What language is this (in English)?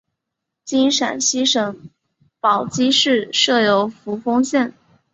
Chinese